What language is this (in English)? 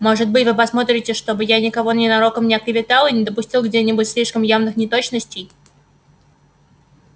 Russian